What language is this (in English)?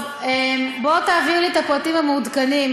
Hebrew